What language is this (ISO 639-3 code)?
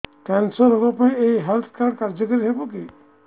ori